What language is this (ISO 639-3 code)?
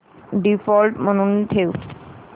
mar